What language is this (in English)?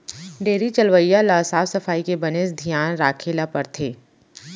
Chhattisgarhi